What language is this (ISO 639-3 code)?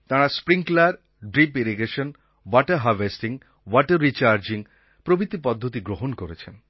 ben